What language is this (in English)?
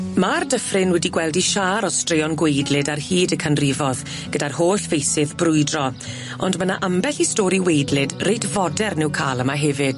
Welsh